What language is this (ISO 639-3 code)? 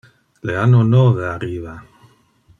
ina